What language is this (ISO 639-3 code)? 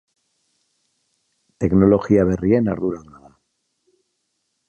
eus